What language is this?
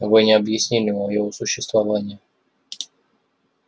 Russian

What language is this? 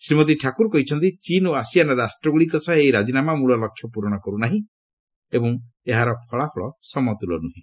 Odia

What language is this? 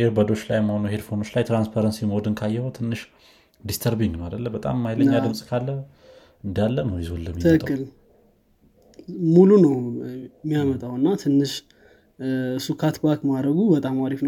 Amharic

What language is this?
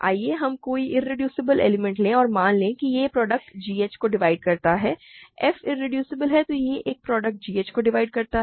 Hindi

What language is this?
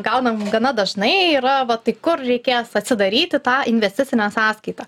Lithuanian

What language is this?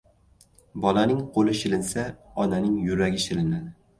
Uzbek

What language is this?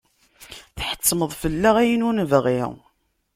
Kabyle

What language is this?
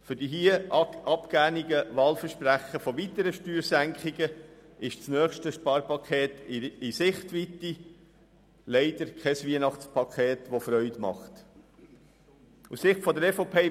Swiss German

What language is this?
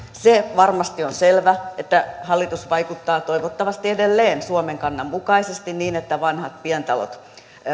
Finnish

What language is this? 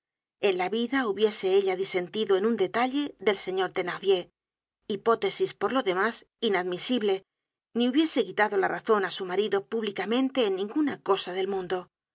Spanish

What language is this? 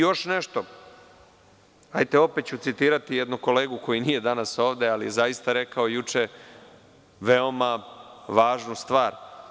Serbian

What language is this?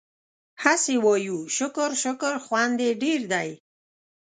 Pashto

